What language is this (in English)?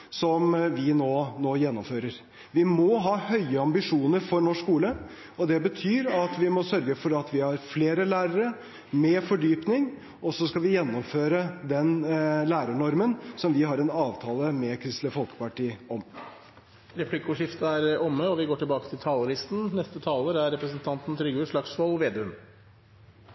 Norwegian